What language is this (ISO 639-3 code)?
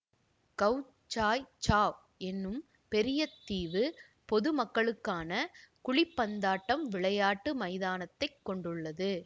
tam